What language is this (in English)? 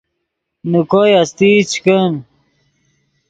Yidgha